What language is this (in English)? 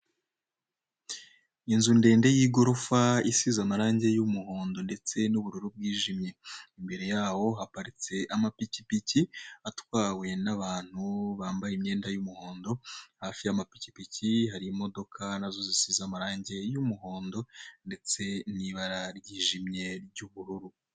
Kinyarwanda